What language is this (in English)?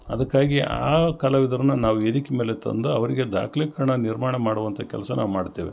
Kannada